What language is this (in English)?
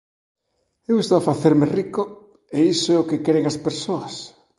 Galician